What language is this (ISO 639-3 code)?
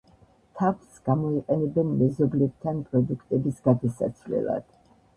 kat